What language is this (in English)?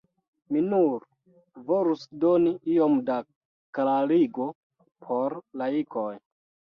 Esperanto